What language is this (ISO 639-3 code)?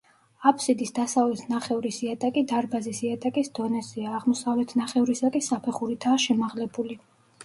kat